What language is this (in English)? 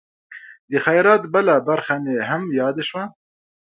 Pashto